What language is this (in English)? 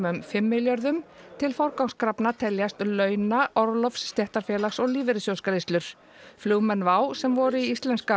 Icelandic